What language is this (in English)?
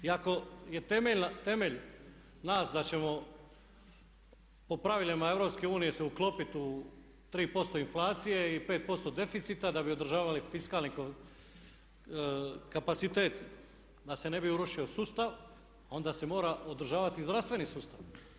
Croatian